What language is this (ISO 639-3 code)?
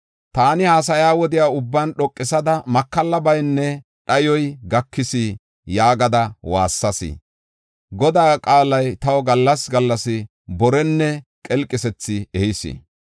gof